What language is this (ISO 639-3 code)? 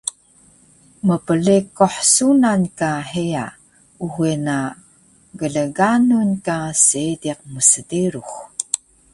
trv